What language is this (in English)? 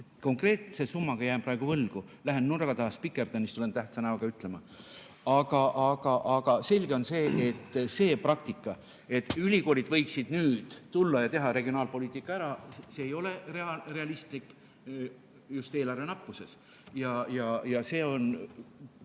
Estonian